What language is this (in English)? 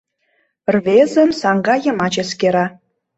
Mari